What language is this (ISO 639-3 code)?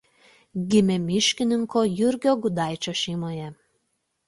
lit